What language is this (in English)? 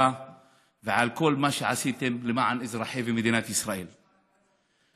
Hebrew